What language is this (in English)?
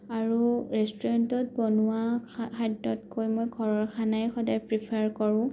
Assamese